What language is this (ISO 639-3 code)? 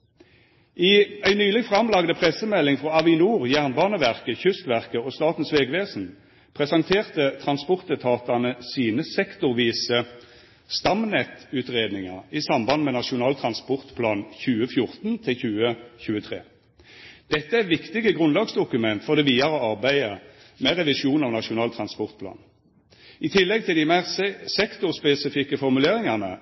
nno